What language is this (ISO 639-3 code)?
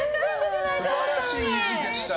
jpn